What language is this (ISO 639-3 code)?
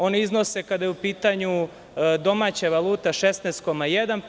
srp